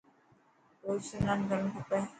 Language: Dhatki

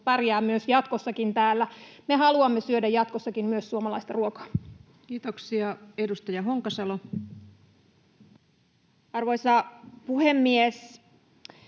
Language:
Finnish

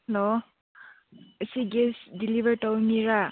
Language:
Manipuri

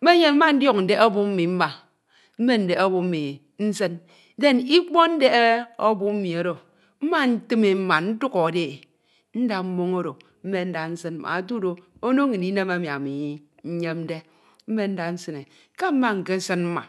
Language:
Ito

